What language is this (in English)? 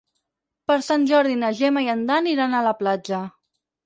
Catalan